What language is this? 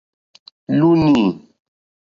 Mokpwe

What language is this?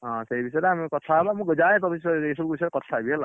Odia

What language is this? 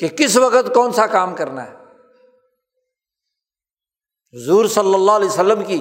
Urdu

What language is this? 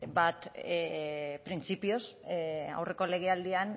Basque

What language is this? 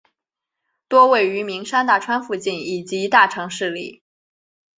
Chinese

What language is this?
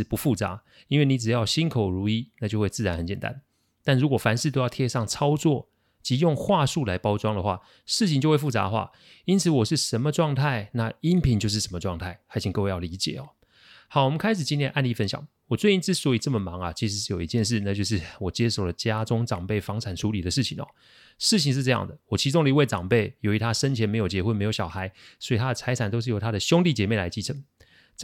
Chinese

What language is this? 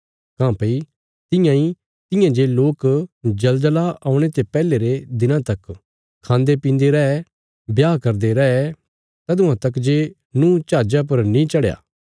Bilaspuri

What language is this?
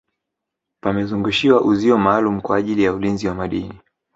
Swahili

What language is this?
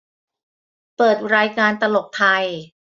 Thai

